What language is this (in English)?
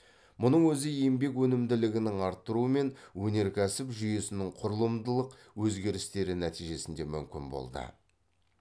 Kazakh